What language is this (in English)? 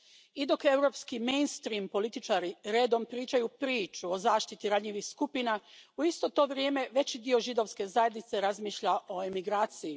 Croatian